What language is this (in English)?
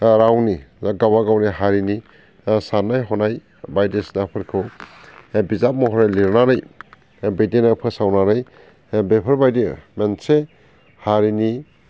Bodo